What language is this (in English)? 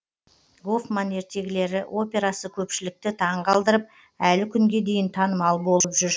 Kazakh